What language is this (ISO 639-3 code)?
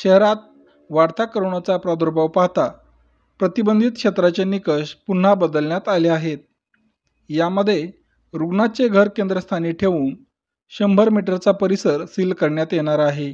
mar